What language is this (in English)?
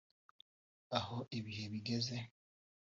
Kinyarwanda